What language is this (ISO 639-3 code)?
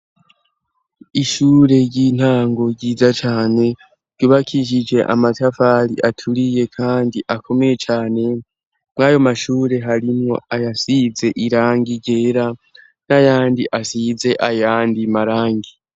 run